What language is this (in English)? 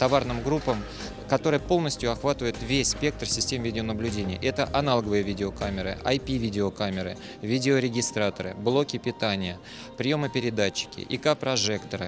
Russian